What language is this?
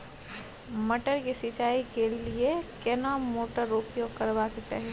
Maithili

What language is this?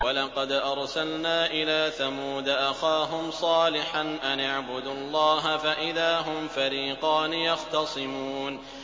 Arabic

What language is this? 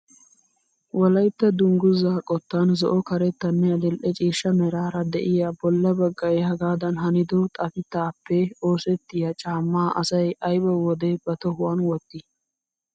Wolaytta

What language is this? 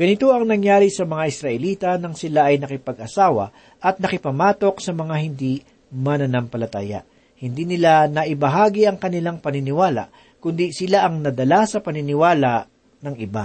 Filipino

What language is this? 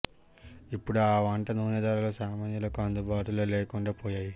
Telugu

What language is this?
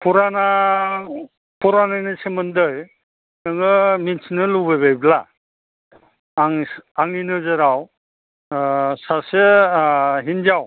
Bodo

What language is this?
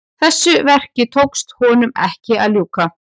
Icelandic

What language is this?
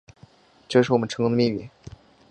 Chinese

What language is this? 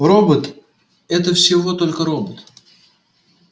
Russian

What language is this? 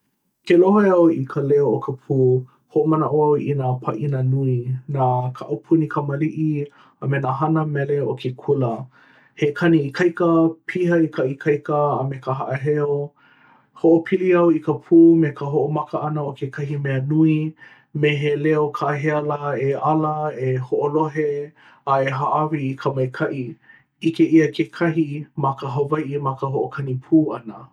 Hawaiian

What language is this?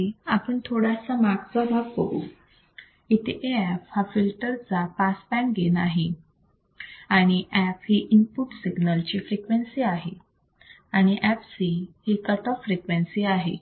Marathi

